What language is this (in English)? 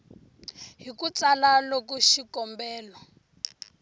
Tsonga